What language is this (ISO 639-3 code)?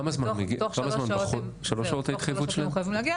heb